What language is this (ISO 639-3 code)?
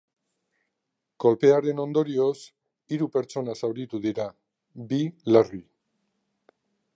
eus